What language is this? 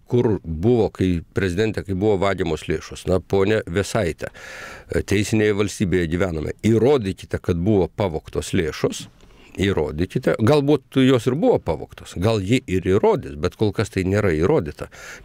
Polish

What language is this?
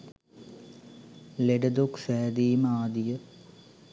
Sinhala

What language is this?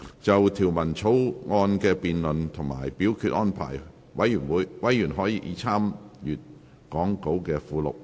Cantonese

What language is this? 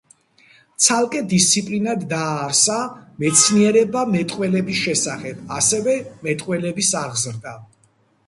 Georgian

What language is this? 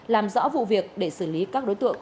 Vietnamese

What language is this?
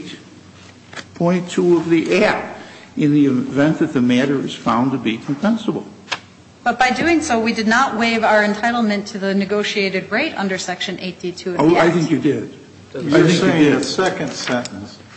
English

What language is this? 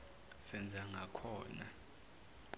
Zulu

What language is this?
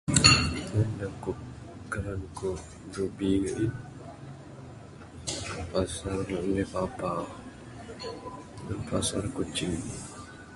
Bukar-Sadung Bidayuh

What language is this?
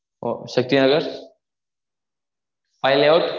Tamil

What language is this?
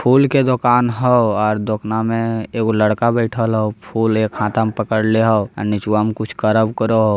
Magahi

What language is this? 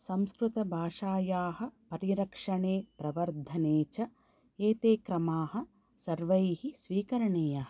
Sanskrit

